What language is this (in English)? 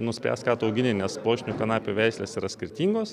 Lithuanian